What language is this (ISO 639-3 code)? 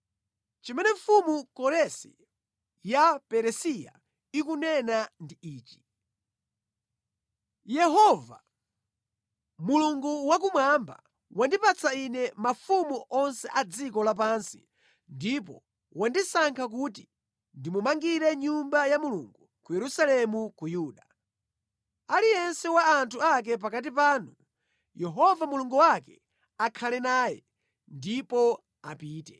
nya